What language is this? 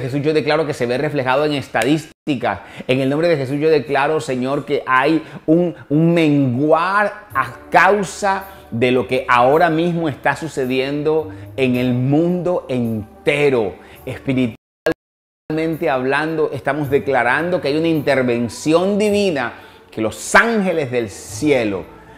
Spanish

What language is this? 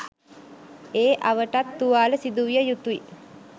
Sinhala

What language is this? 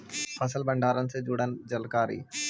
Magahi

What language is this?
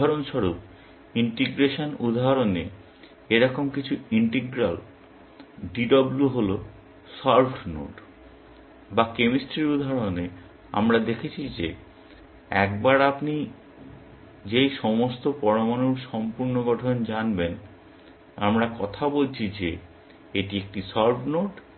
Bangla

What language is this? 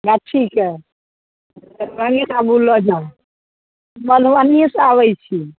Maithili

